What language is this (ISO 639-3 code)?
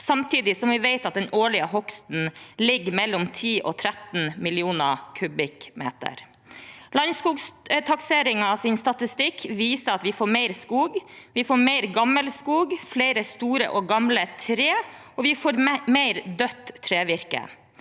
nor